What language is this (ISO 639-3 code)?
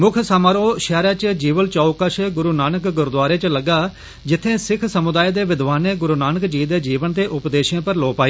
doi